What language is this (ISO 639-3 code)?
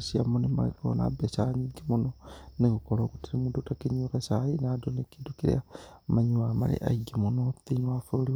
kik